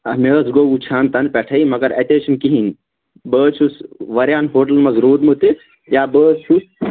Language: Kashmiri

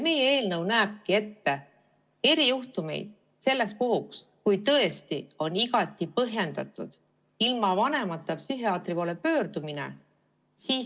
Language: Estonian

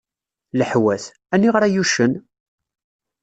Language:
Kabyle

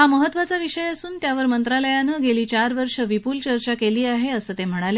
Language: Marathi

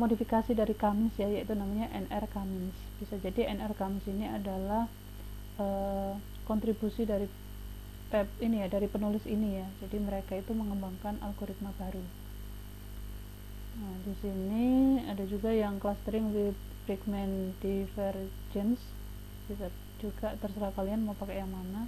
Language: Indonesian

